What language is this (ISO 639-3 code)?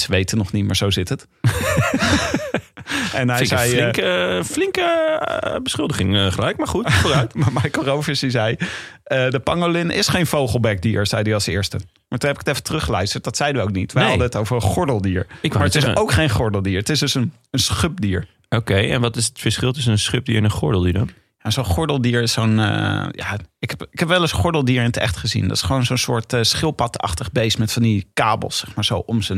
nld